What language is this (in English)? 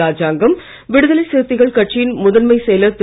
Tamil